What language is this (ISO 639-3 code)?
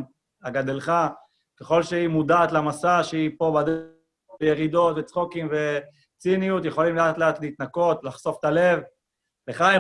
heb